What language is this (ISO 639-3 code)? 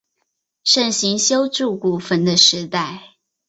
zho